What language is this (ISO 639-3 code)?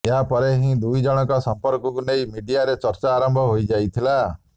ori